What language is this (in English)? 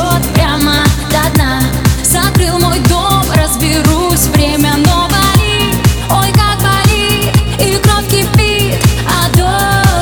Russian